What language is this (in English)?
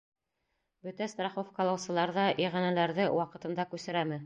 Bashkir